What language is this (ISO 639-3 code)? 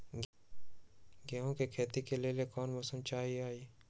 mag